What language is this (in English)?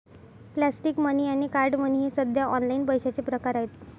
Marathi